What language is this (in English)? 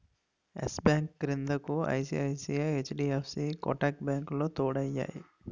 Telugu